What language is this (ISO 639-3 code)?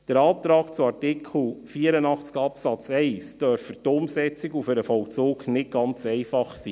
gsw